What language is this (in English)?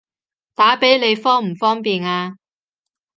Cantonese